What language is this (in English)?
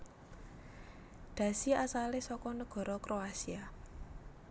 Javanese